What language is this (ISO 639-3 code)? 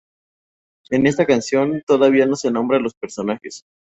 spa